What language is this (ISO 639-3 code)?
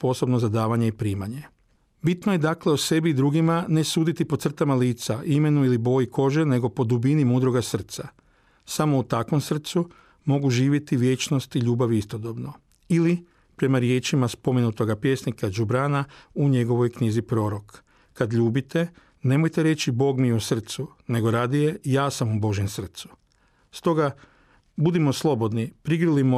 hrv